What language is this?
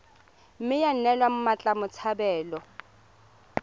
Tswana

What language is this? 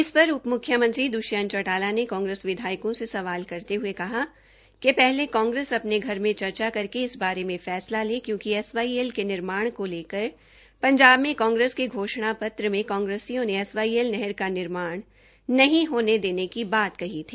Hindi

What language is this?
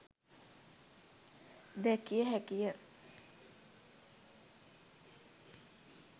Sinhala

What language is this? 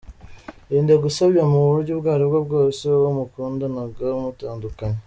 Kinyarwanda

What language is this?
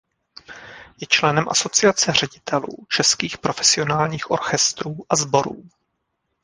Czech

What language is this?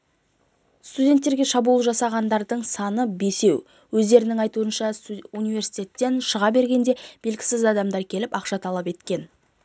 Kazakh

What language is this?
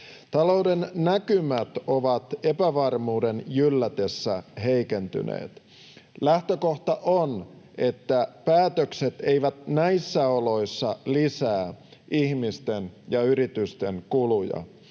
Finnish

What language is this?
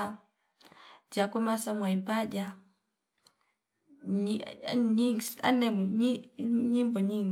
Fipa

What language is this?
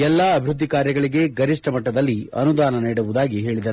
Kannada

